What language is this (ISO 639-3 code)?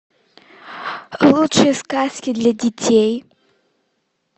rus